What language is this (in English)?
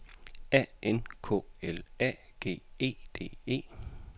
Danish